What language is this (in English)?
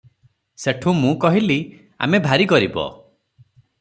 Odia